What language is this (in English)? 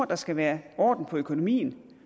Danish